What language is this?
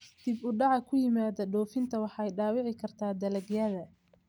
Somali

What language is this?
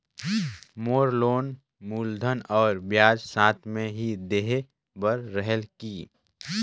Chhattisgarhi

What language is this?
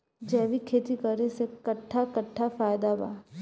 Bhojpuri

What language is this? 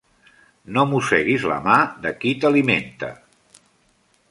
Catalan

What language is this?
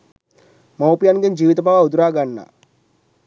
Sinhala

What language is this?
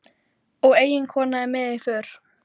Icelandic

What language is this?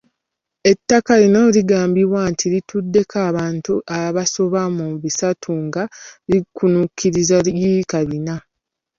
Ganda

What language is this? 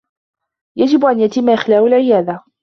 Arabic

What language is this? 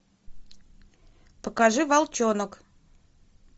Russian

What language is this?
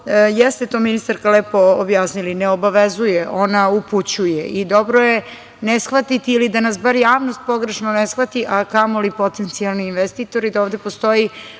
Serbian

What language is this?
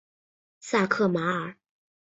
Chinese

